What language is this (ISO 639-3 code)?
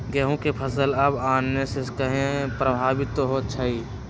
mag